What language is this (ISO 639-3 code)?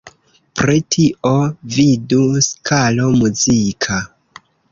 epo